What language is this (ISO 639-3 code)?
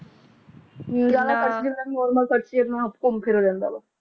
pan